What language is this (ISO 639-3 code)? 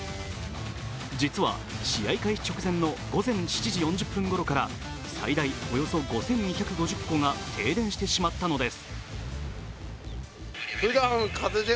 jpn